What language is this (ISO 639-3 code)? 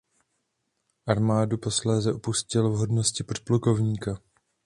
ces